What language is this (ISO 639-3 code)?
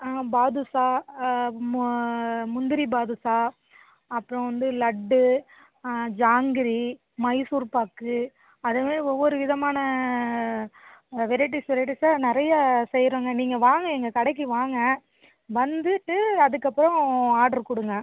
tam